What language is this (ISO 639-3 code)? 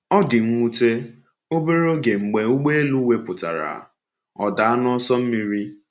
ibo